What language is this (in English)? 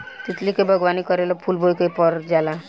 Bhojpuri